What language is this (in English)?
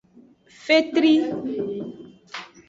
Aja (Benin)